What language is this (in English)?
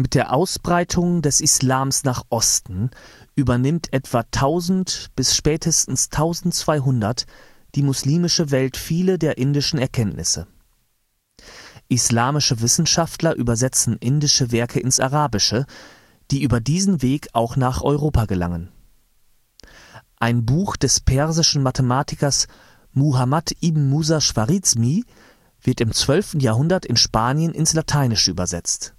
German